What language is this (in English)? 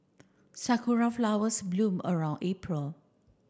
English